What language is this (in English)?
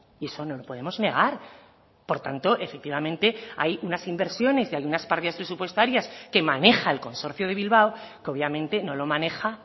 Spanish